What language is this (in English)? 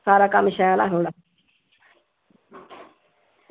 Dogri